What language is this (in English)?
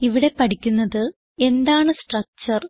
Malayalam